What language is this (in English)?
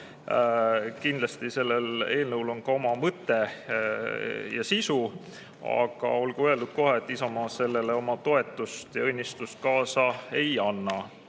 Estonian